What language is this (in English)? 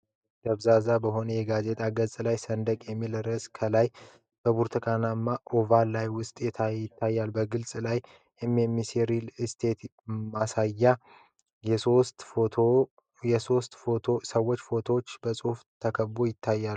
Amharic